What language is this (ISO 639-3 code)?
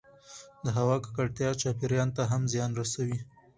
pus